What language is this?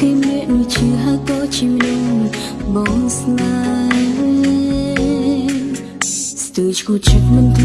Vietnamese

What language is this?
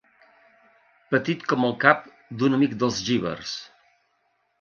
Catalan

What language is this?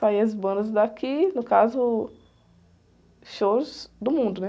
Portuguese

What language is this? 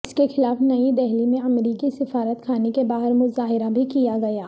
Urdu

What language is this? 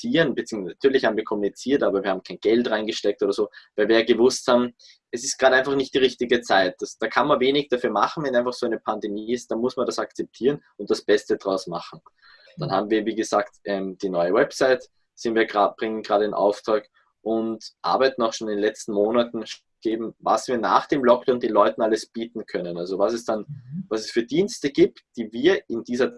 German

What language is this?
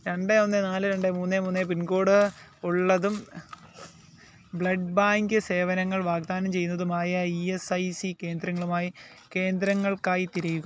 Malayalam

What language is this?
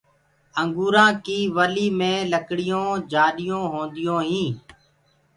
Gurgula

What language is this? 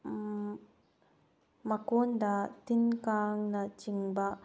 Manipuri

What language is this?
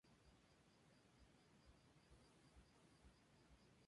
Spanish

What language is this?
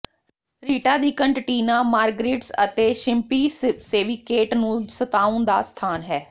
Punjabi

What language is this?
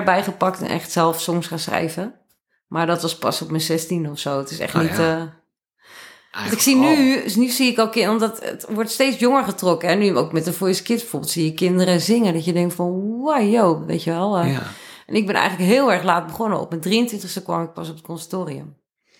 Dutch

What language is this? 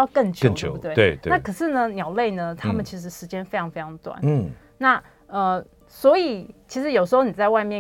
Chinese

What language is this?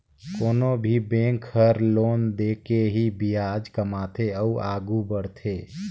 Chhattisgarhi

